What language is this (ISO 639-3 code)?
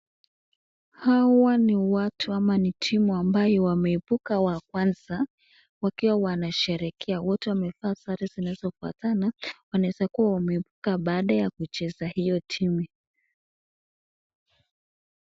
swa